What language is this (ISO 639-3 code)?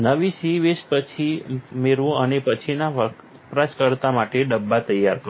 guj